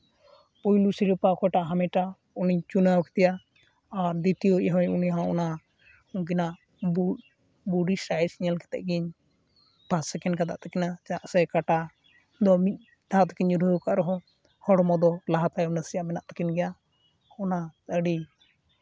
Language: Santali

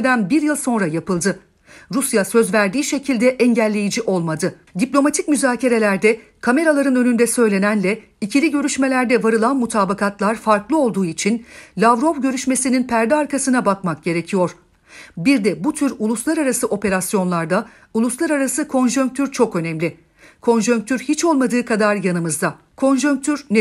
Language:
Turkish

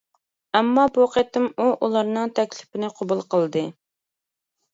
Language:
Uyghur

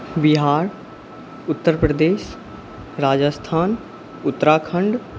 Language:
Maithili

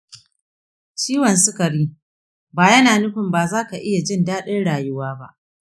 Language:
Hausa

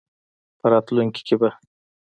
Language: Pashto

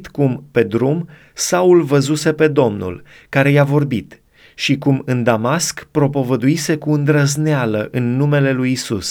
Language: Romanian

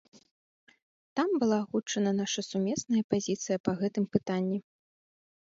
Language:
Belarusian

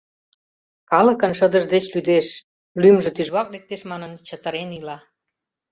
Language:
Mari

